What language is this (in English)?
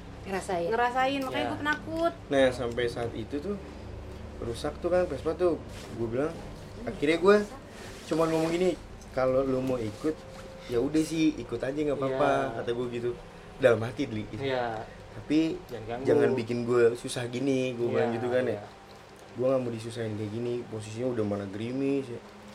Indonesian